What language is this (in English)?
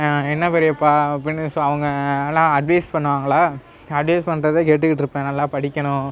Tamil